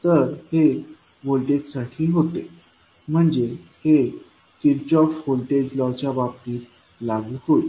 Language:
Marathi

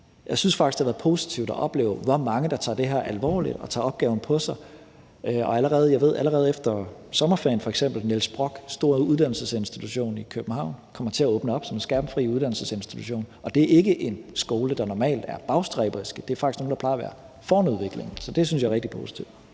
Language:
Danish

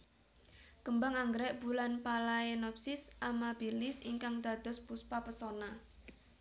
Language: Javanese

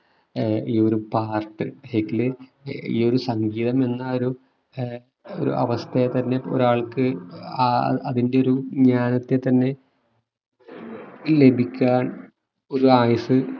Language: Malayalam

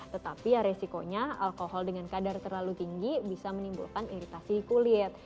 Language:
Indonesian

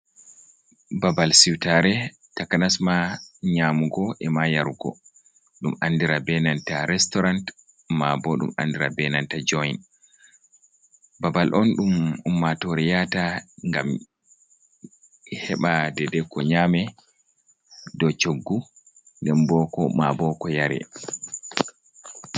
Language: Fula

